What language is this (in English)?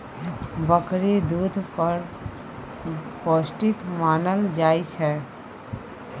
Maithili